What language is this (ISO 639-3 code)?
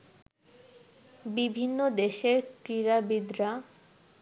ben